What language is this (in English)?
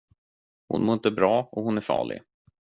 Swedish